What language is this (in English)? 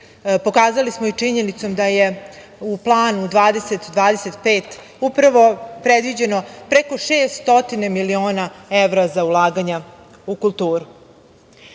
Serbian